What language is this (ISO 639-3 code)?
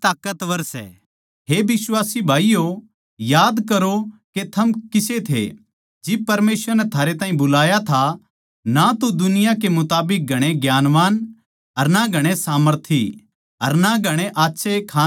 bgc